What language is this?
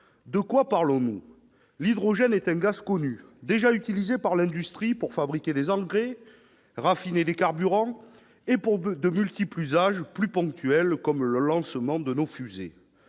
French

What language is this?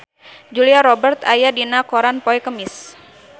Sundanese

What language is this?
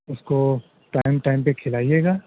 Urdu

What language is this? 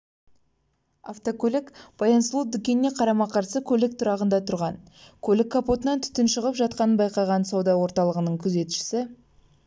Kazakh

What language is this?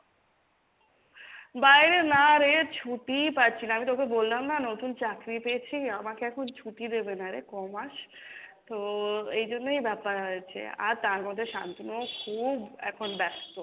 Bangla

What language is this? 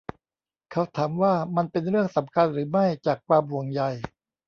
Thai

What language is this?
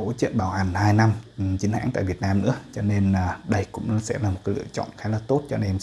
Vietnamese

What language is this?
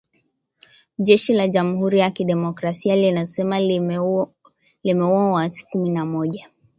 Swahili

